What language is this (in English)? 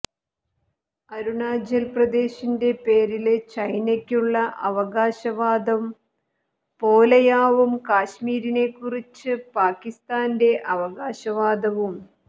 Malayalam